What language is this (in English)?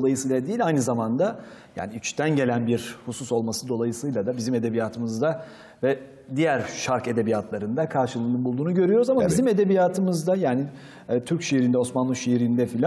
Turkish